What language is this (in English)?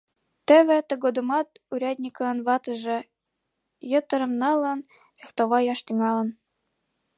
Mari